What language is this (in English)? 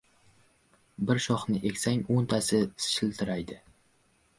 Uzbek